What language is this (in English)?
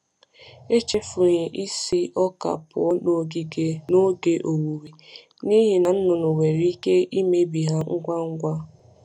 Igbo